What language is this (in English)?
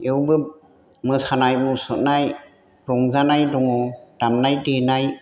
Bodo